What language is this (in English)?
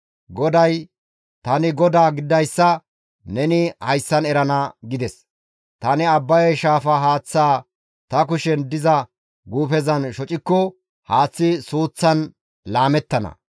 Gamo